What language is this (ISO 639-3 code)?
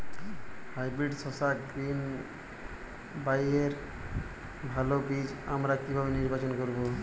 ben